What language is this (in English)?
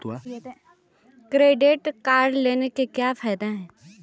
Hindi